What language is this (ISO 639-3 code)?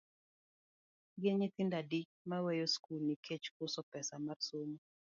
luo